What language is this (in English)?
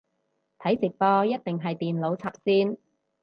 Cantonese